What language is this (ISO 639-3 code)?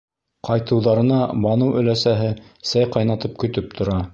bak